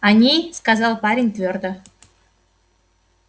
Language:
Russian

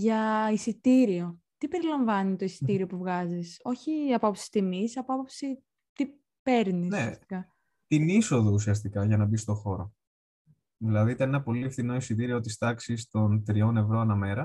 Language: Greek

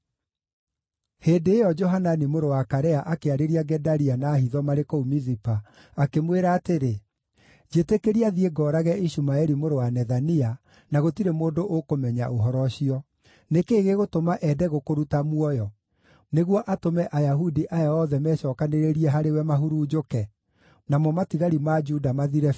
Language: Kikuyu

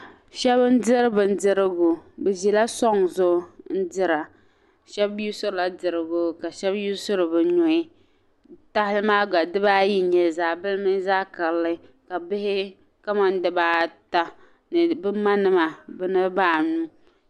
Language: Dagbani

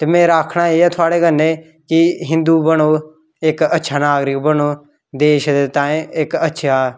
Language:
Dogri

